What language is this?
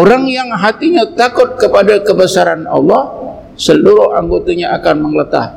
Malay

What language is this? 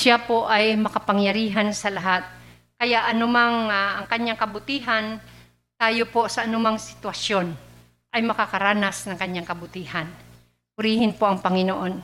Filipino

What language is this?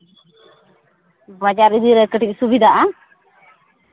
Santali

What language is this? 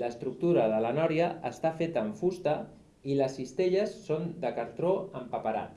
Catalan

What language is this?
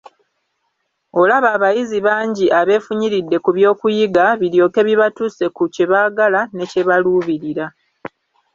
Ganda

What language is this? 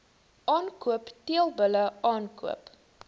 Afrikaans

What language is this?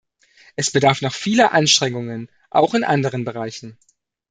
German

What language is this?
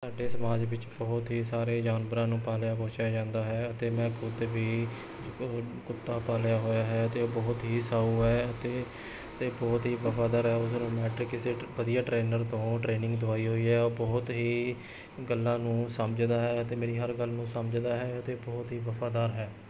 Punjabi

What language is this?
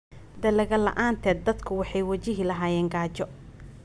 Somali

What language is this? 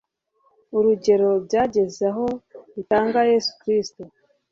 Kinyarwanda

